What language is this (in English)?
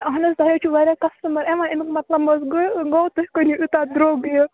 Kashmiri